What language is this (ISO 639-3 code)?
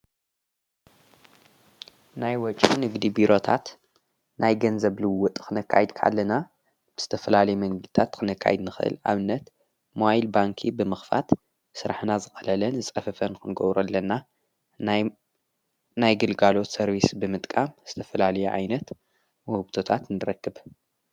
tir